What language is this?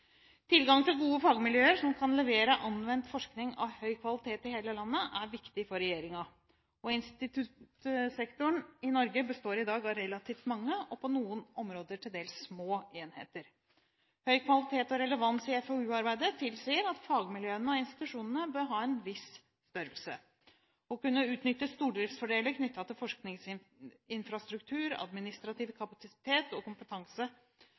Norwegian Bokmål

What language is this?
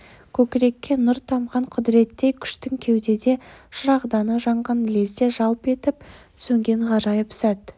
Kazakh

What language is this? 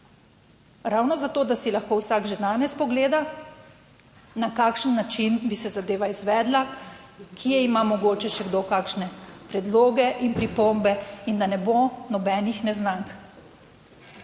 Slovenian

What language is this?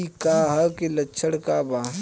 Bhojpuri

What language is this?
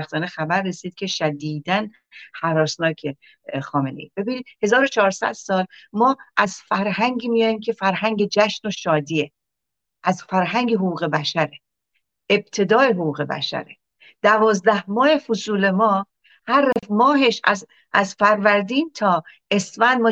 Persian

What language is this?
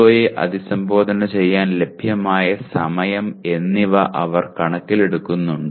Malayalam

